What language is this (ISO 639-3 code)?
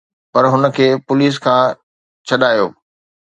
snd